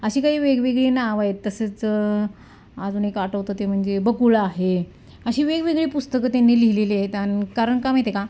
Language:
Marathi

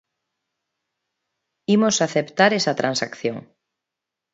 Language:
Galician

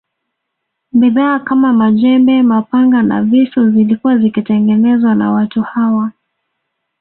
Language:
Swahili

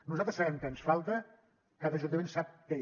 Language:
Catalan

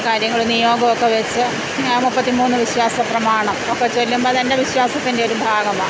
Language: Malayalam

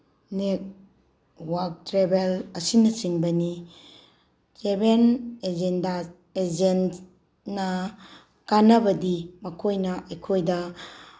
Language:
Manipuri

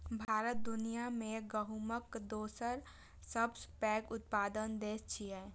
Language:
Maithili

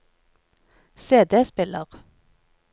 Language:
Norwegian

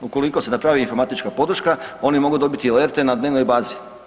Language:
Croatian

